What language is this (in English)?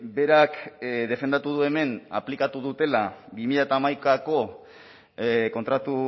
Basque